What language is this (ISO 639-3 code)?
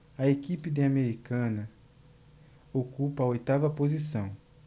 por